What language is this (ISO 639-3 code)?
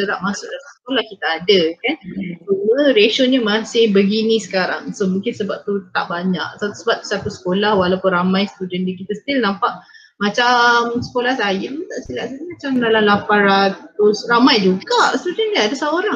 msa